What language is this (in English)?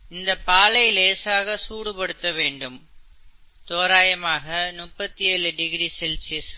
Tamil